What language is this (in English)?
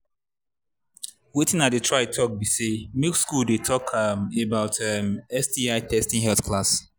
Nigerian Pidgin